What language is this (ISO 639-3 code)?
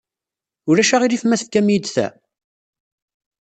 kab